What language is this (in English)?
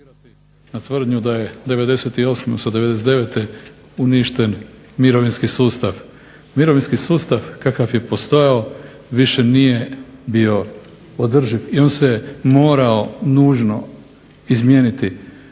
Croatian